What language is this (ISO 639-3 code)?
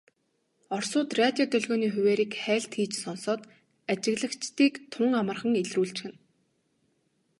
mon